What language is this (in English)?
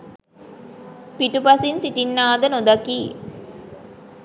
Sinhala